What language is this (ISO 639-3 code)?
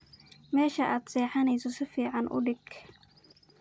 som